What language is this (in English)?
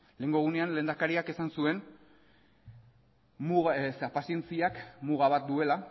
Basque